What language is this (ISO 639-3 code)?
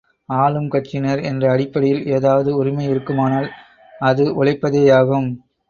tam